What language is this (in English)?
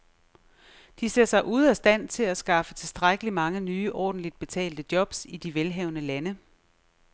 Danish